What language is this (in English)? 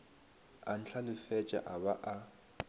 Northern Sotho